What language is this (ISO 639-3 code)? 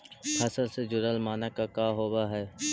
mag